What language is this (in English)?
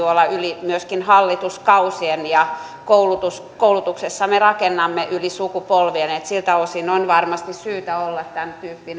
Finnish